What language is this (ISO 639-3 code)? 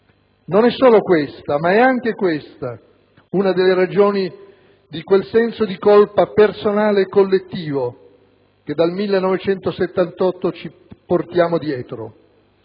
ita